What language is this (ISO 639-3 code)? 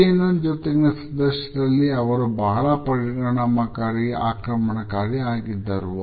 kan